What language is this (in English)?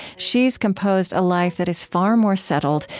English